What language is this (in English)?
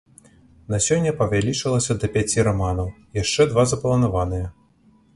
Belarusian